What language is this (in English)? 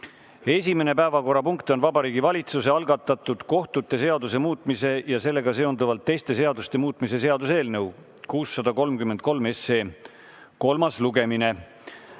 Estonian